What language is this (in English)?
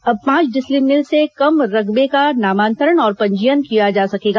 Hindi